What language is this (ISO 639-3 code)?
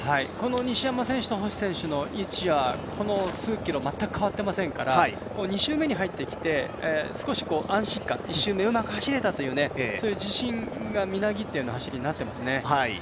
jpn